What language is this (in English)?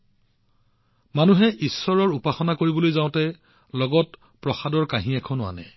Assamese